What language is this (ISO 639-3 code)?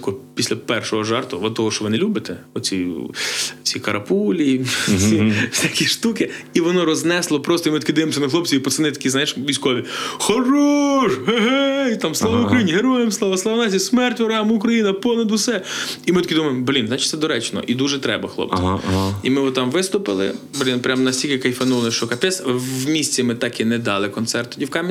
ukr